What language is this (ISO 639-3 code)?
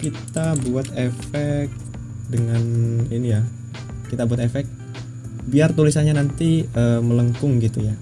ind